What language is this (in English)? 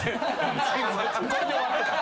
Japanese